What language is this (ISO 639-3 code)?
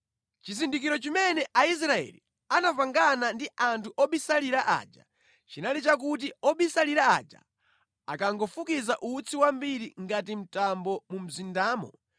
nya